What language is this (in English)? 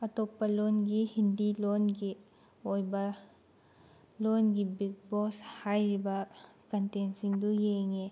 Manipuri